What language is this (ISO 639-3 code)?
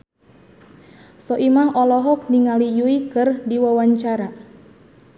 sun